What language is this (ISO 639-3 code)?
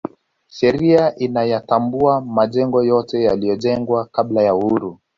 swa